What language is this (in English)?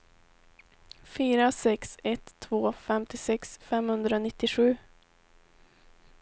Swedish